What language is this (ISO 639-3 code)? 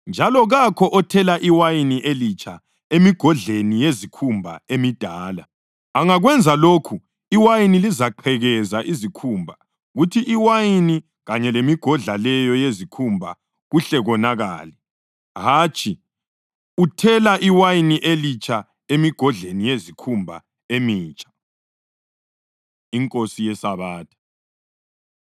nde